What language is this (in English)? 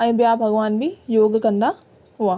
Sindhi